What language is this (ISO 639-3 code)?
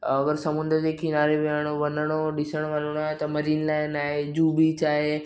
snd